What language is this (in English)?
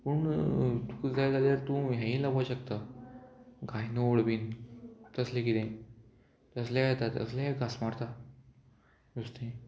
Konkani